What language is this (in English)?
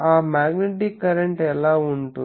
Telugu